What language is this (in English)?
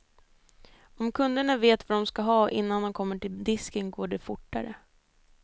Swedish